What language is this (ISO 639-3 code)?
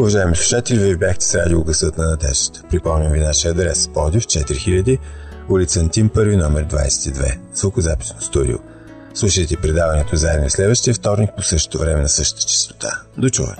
bul